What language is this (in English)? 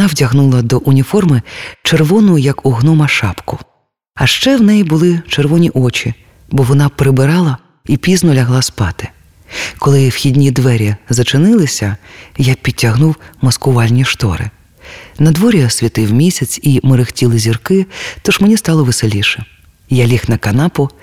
Ukrainian